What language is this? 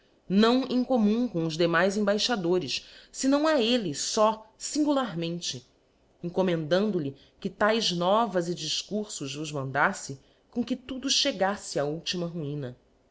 Portuguese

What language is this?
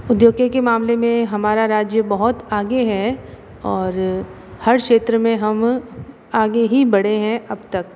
Hindi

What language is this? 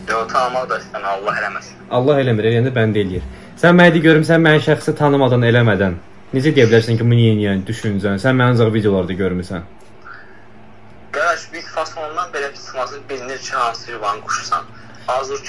Turkish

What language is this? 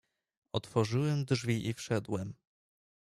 Polish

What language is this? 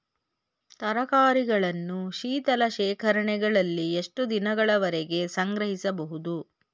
Kannada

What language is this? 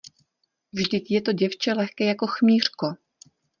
Czech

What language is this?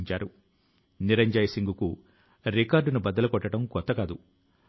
Telugu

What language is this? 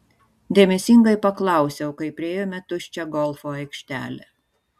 Lithuanian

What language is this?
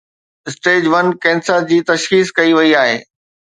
Sindhi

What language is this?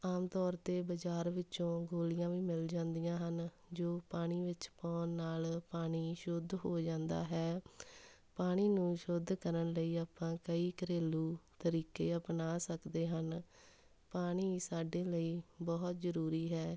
Punjabi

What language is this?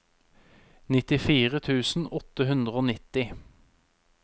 Norwegian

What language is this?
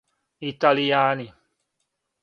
Serbian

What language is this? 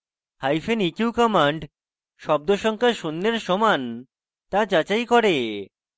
Bangla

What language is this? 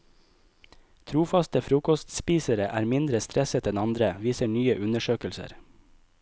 Norwegian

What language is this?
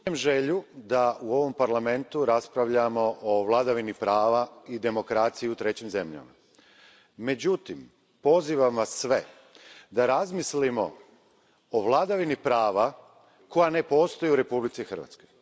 Croatian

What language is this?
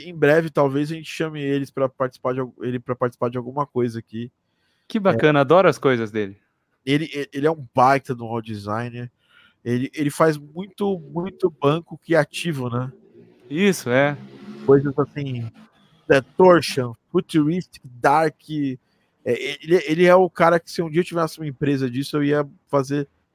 Portuguese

